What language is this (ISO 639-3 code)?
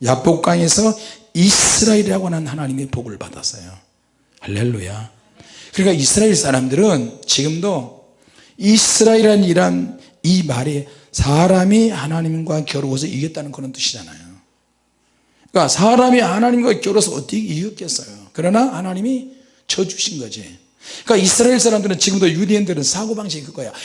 kor